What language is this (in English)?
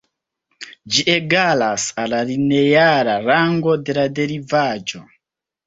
Esperanto